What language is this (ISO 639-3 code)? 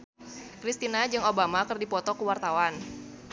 sun